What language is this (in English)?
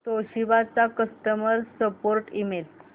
Marathi